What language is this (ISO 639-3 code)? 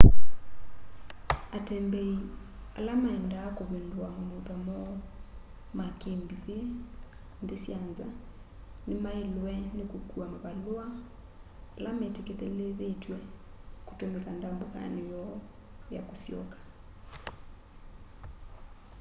kam